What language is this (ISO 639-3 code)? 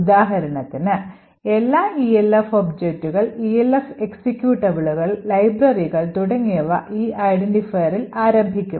mal